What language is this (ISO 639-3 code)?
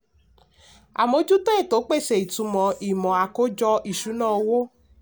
yor